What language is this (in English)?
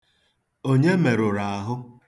Igbo